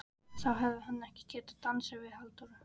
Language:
Icelandic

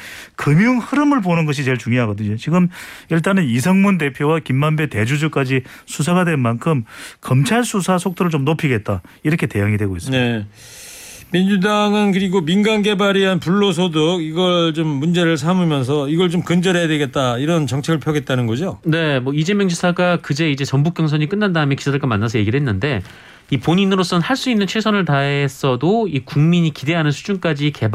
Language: Korean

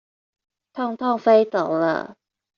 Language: Chinese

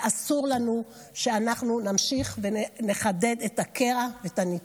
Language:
Hebrew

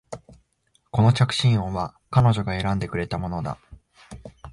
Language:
Japanese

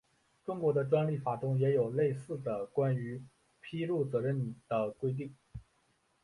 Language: Chinese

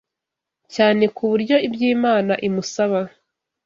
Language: Kinyarwanda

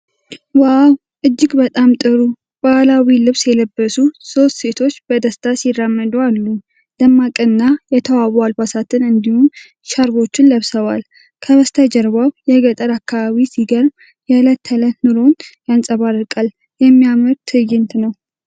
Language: Amharic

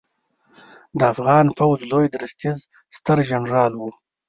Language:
Pashto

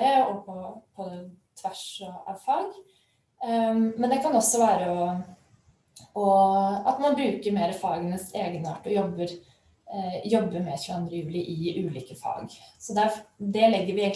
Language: Norwegian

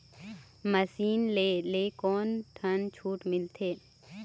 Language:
Chhattisgarhi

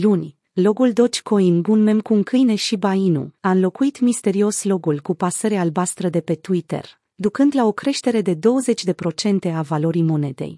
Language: Romanian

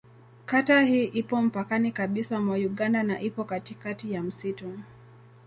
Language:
Swahili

